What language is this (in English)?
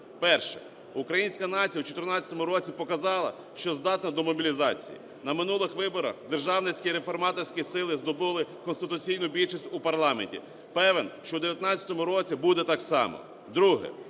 Ukrainian